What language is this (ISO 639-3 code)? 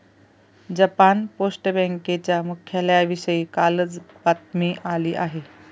mar